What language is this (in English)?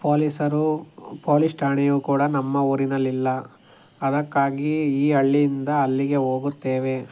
Kannada